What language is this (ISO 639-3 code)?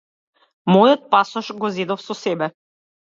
mkd